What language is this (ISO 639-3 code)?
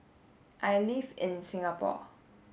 eng